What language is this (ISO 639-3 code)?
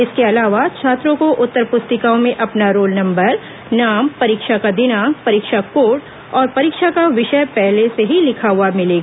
hin